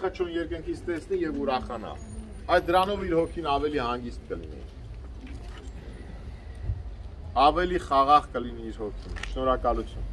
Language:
Turkish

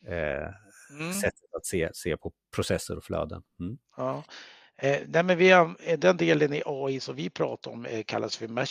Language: Swedish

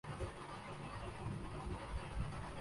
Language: Urdu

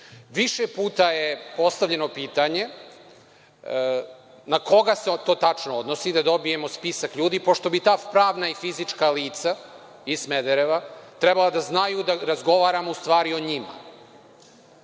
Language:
Serbian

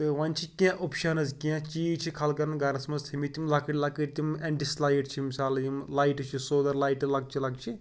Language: Kashmiri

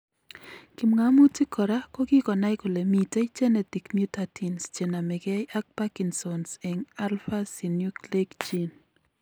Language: Kalenjin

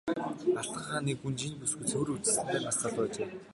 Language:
Mongolian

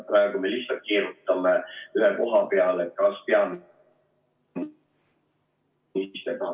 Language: Estonian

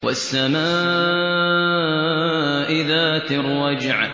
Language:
Arabic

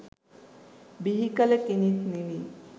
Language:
Sinhala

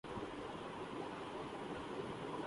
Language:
Urdu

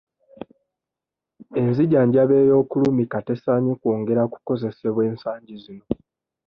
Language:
Ganda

